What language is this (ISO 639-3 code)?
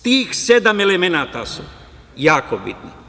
srp